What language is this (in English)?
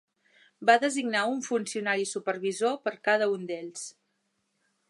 Catalan